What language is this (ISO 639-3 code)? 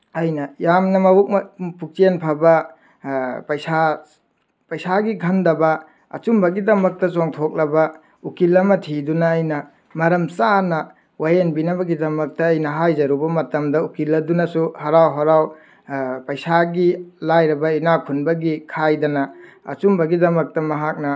mni